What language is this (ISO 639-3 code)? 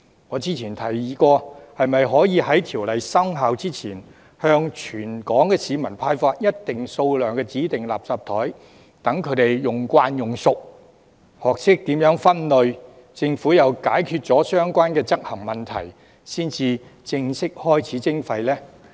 yue